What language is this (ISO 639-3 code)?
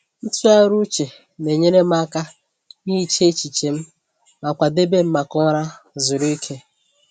ibo